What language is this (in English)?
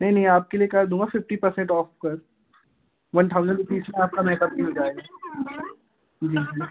Hindi